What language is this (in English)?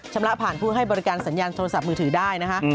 Thai